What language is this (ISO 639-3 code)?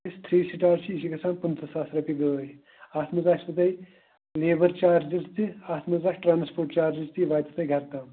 kas